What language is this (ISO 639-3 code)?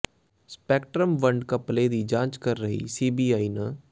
pan